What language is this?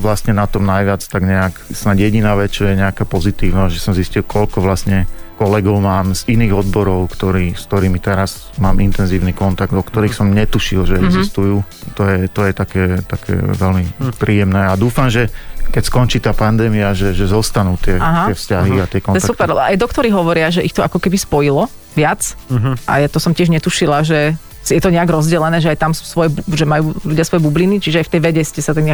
Slovak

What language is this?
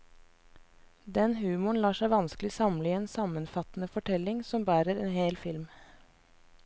Norwegian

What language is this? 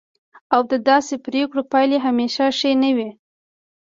Pashto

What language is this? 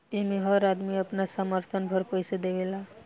Bhojpuri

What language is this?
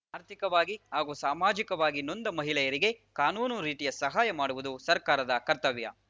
Kannada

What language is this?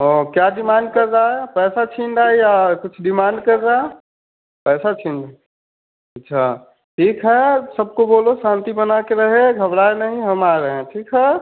Hindi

